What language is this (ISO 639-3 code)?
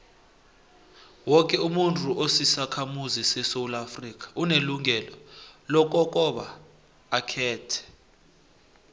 nbl